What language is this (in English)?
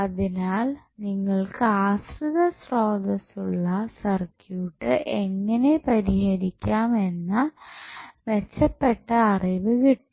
Malayalam